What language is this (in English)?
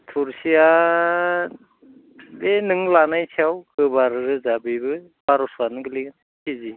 Bodo